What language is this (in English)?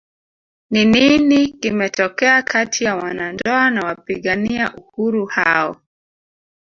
Swahili